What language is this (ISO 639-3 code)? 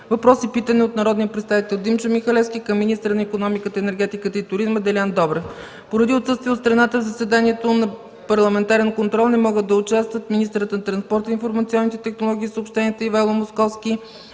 bul